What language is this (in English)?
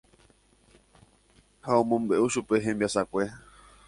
Guarani